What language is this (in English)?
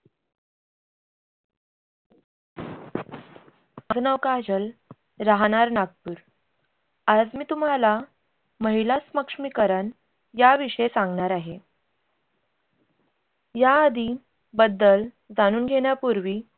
Marathi